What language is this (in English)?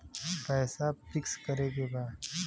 Bhojpuri